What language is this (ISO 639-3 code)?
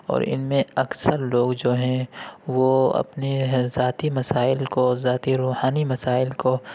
urd